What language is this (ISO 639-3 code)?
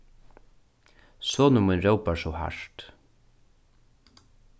fao